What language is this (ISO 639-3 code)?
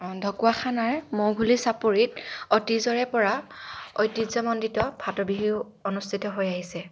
asm